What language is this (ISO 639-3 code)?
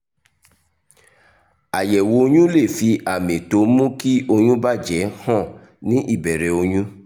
yor